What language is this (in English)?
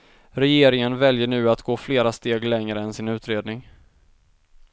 Swedish